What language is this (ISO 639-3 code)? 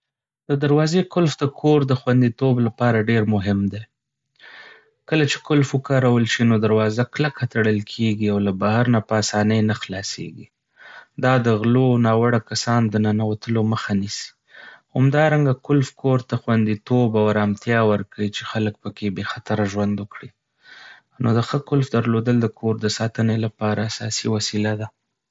pus